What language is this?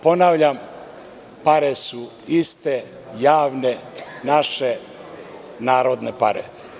Serbian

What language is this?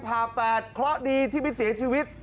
Thai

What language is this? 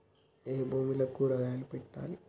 Telugu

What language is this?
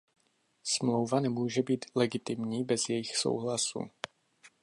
Czech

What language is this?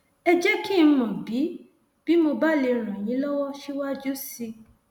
Yoruba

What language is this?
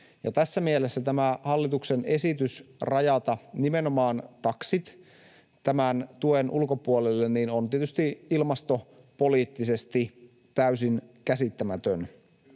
Finnish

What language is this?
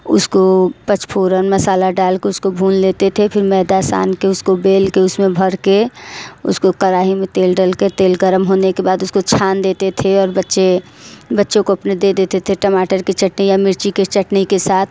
Hindi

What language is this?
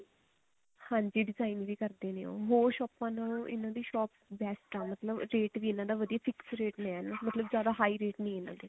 Punjabi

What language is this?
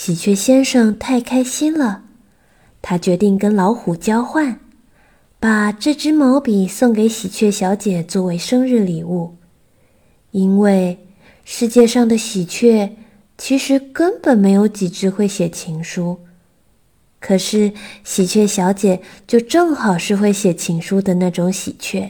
Chinese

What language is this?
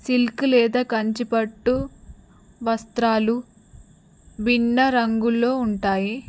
Telugu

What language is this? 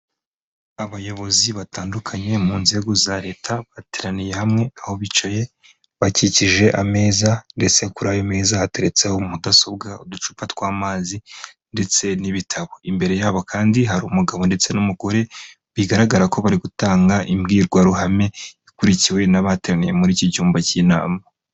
Kinyarwanda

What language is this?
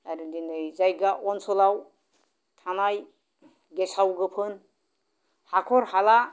Bodo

